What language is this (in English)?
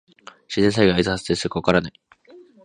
Japanese